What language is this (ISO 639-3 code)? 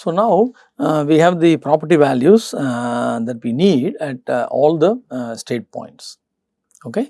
eng